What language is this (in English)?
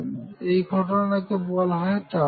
Bangla